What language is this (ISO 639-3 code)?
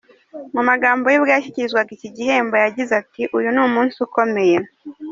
kin